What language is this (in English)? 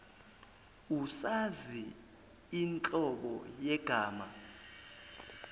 Zulu